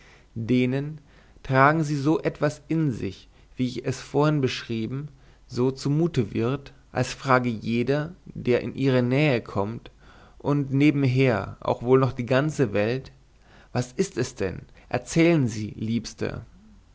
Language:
German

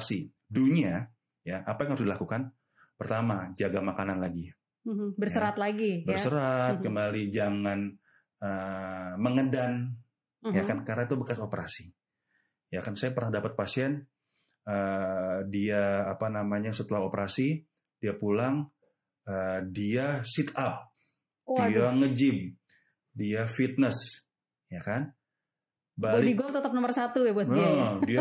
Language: Indonesian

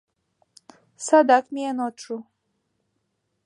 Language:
Mari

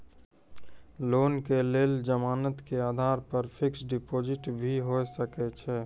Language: Maithili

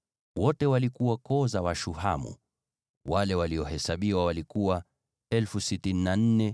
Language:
Swahili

